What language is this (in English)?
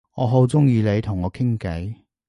Cantonese